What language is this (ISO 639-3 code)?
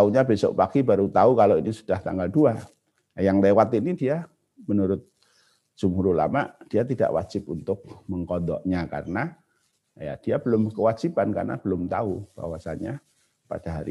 ind